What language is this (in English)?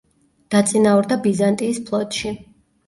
Georgian